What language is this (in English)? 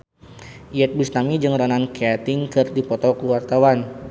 Sundanese